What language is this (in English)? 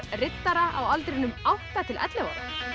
Icelandic